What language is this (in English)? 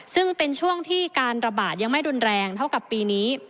Thai